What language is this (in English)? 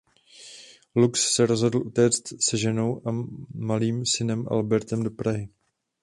Czech